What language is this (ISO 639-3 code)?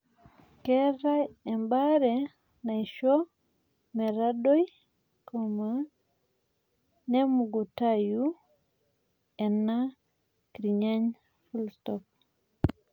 mas